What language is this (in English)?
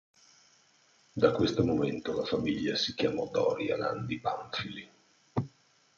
Italian